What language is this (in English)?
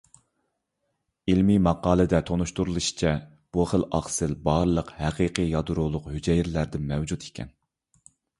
Uyghur